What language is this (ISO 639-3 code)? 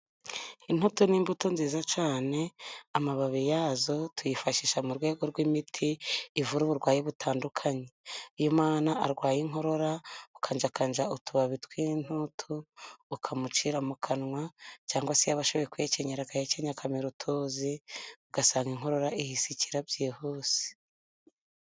kin